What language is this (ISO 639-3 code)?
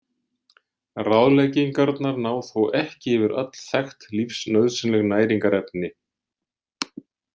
isl